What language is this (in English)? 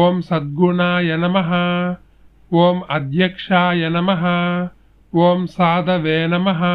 Indonesian